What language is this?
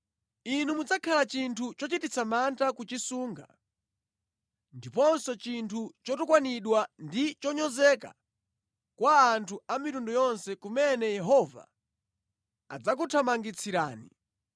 Nyanja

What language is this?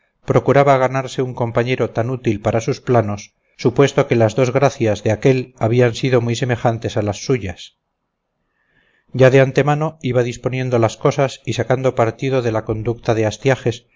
Spanish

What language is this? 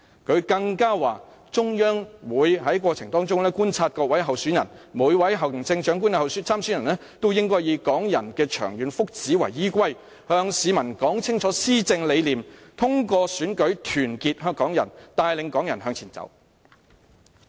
Cantonese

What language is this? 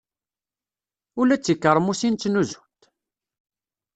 Kabyle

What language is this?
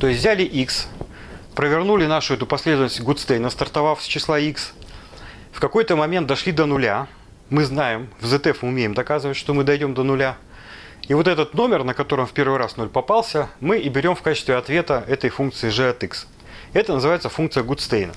Russian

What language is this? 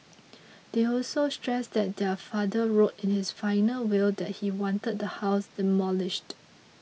English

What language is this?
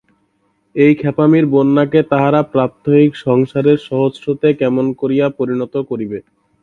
Bangla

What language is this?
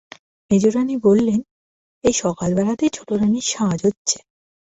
Bangla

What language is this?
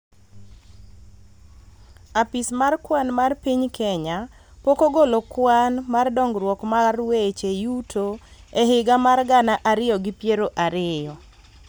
Luo (Kenya and Tanzania)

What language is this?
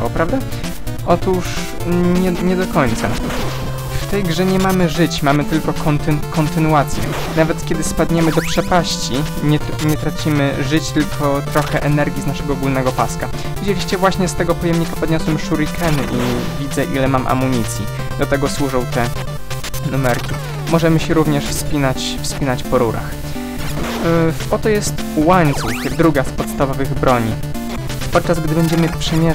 Polish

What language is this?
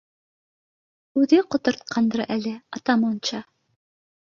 Bashkir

